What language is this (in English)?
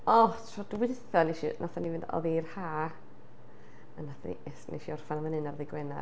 Welsh